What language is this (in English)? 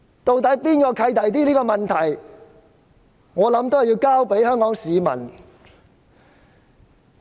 Cantonese